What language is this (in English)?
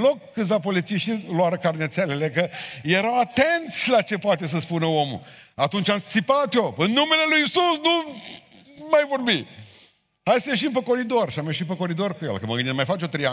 Romanian